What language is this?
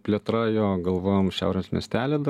Lithuanian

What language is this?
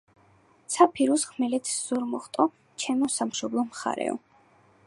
Georgian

